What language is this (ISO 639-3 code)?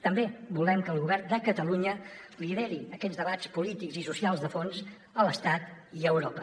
cat